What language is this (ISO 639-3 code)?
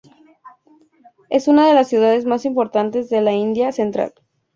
spa